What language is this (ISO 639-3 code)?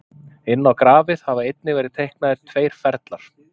isl